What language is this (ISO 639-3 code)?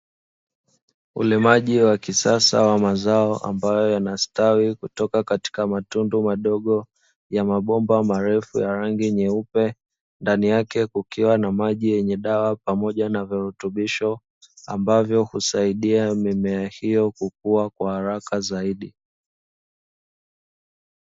swa